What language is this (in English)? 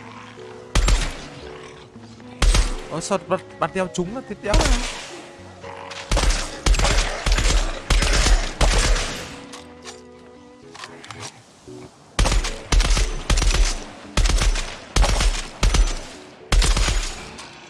Vietnamese